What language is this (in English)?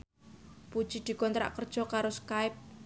Javanese